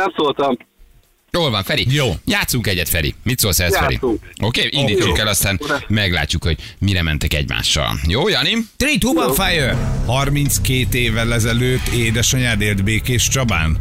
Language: Hungarian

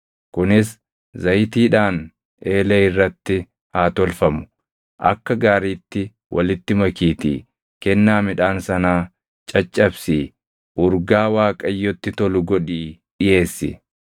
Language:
Oromo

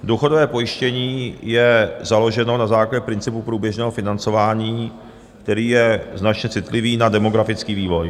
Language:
Czech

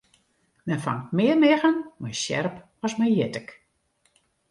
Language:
Western Frisian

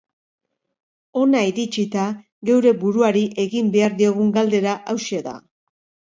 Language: Basque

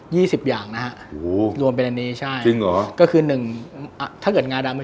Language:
Thai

